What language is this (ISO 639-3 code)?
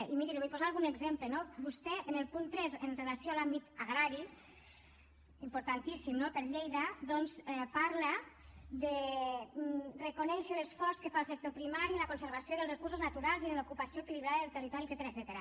cat